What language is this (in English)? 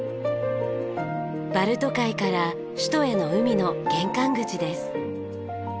Japanese